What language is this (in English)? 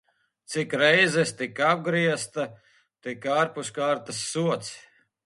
Latvian